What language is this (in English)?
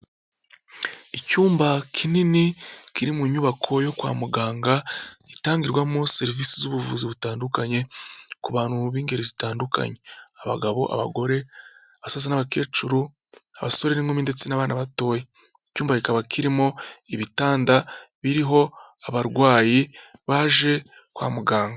Kinyarwanda